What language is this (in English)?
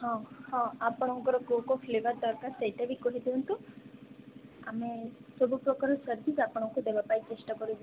Odia